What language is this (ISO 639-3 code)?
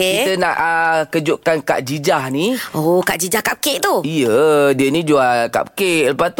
msa